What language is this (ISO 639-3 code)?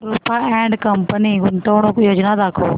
mar